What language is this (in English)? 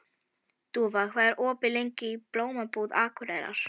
Icelandic